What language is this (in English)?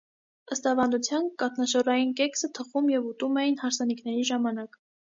Armenian